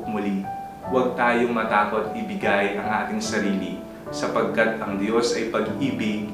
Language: Filipino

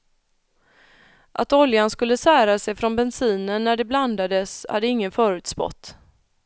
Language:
Swedish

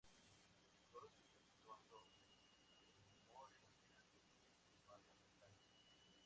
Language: Spanish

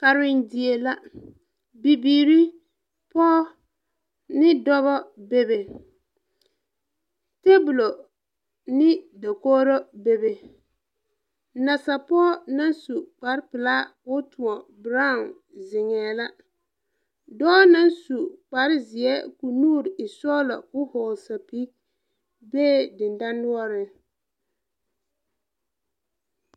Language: Southern Dagaare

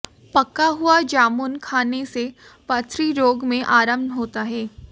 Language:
Hindi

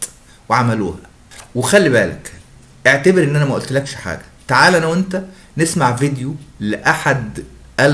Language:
Arabic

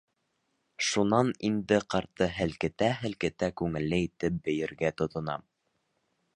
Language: Bashkir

